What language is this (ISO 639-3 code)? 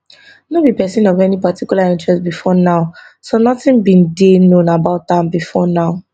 pcm